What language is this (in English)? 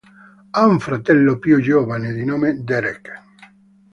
Italian